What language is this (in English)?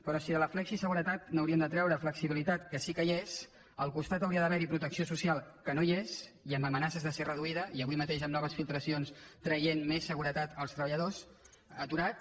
Catalan